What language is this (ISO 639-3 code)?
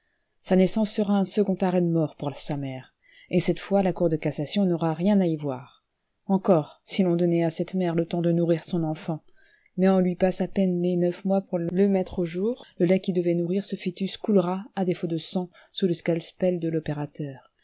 fra